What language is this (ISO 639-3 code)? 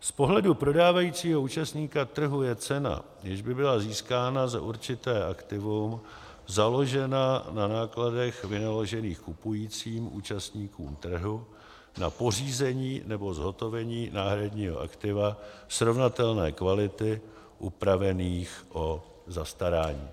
ces